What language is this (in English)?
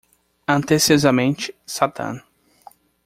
Portuguese